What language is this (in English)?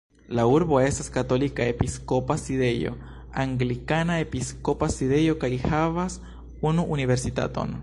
Esperanto